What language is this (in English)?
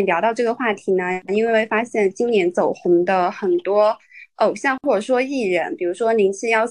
Chinese